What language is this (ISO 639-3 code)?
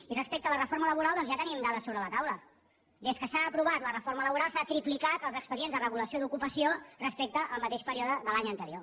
cat